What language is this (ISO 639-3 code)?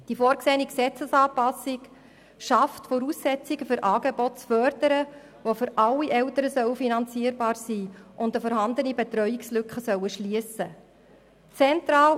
gsw